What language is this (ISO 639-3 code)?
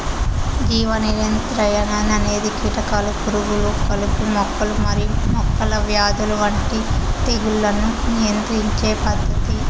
tel